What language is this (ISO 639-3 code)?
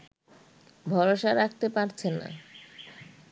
ben